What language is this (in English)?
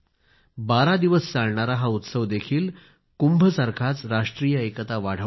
Marathi